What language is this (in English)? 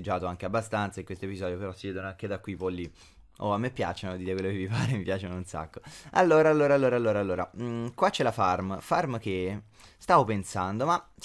Italian